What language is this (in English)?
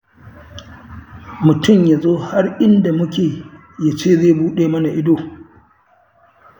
Hausa